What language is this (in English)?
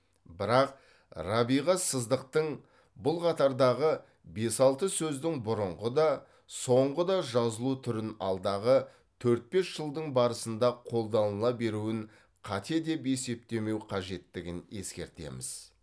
Kazakh